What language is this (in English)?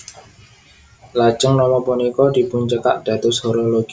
Javanese